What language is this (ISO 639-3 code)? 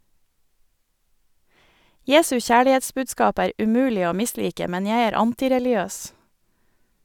nor